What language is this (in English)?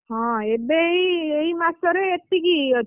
Odia